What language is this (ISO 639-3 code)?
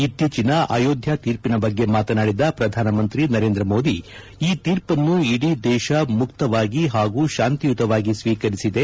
kan